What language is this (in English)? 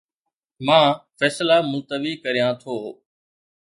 Sindhi